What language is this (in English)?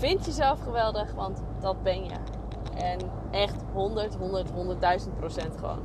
Dutch